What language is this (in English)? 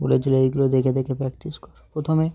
Bangla